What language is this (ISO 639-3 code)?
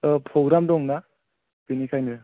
brx